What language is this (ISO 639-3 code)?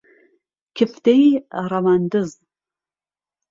ckb